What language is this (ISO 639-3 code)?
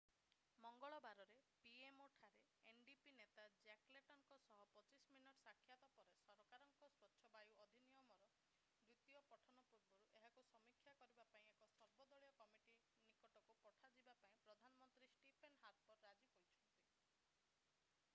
ori